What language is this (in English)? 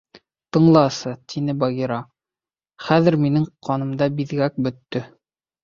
Bashkir